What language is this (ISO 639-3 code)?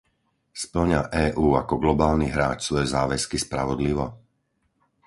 slk